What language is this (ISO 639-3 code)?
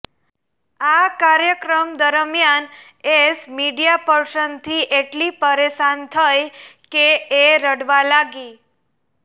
guj